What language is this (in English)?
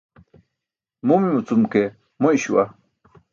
Burushaski